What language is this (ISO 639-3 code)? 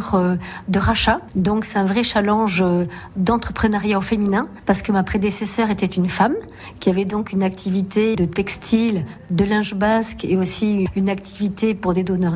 fra